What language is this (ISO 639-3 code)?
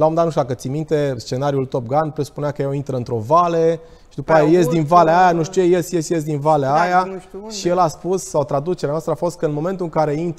ron